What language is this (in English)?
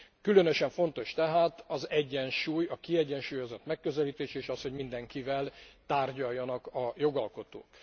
Hungarian